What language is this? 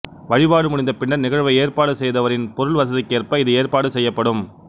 Tamil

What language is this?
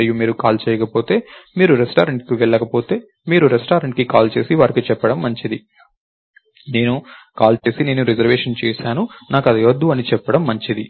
Telugu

